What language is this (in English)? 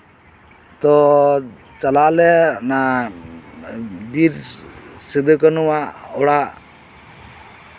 Santali